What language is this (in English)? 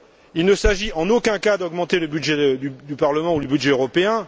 French